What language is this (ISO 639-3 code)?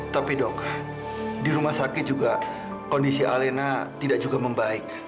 ind